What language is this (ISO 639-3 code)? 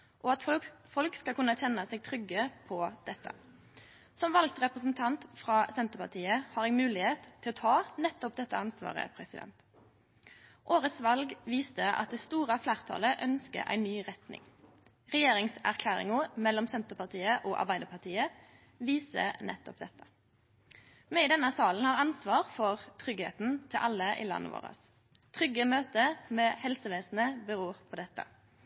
nno